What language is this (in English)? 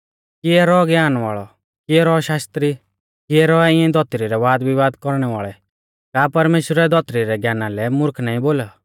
Mahasu Pahari